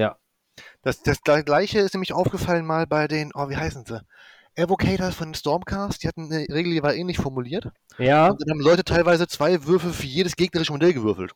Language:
German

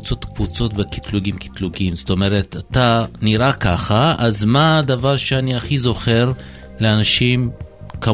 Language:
Hebrew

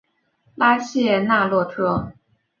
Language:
Chinese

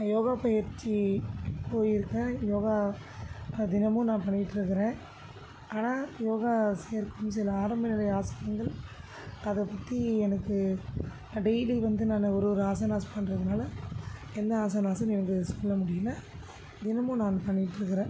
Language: Tamil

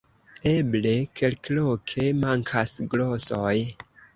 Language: Esperanto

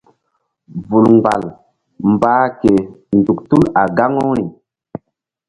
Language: Mbum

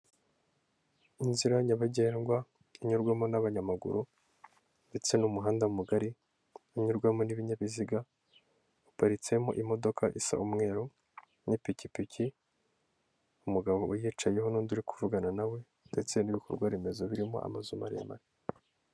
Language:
Kinyarwanda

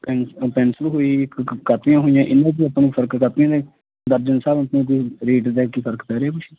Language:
Punjabi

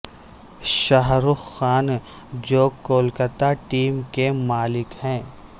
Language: Urdu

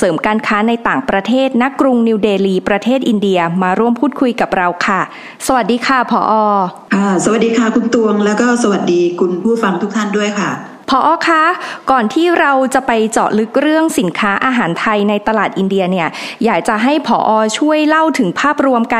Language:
Thai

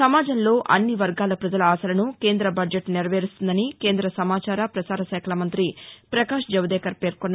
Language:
Telugu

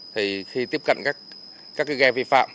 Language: Vietnamese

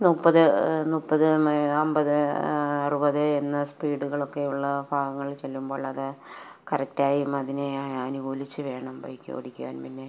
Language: Malayalam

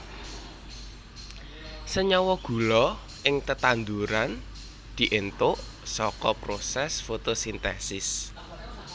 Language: Javanese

